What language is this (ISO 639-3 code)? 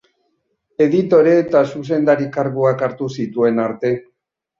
eus